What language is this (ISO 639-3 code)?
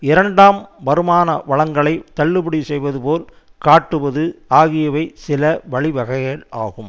tam